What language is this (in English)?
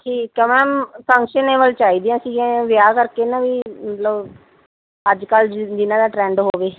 Punjabi